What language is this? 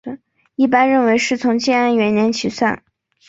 Chinese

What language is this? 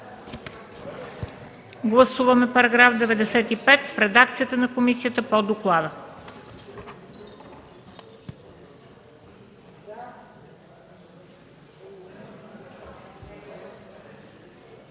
Bulgarian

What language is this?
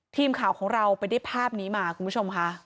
Thai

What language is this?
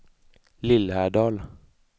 Swedish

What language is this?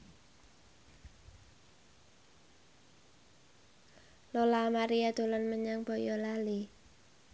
Javanese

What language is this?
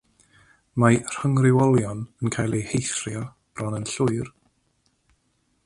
Welsh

